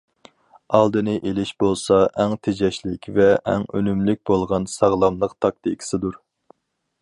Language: Uyghur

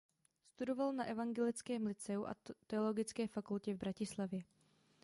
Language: Czech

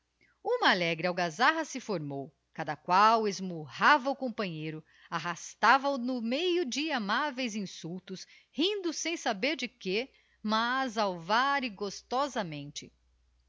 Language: Portuguese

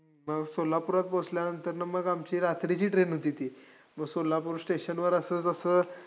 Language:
Marathi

